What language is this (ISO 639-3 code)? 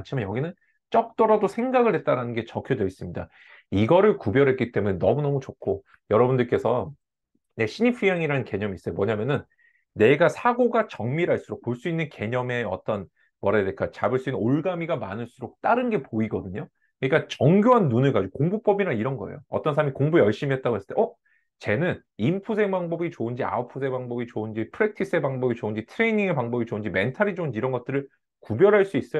kor